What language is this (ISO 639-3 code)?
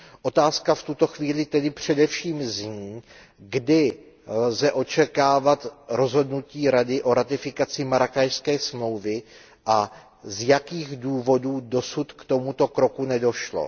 ces